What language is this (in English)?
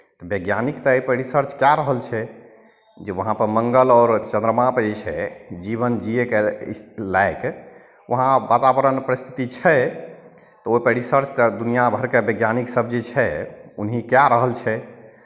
Maithili